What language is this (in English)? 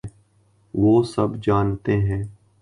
Urdu